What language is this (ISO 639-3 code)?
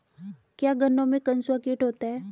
hin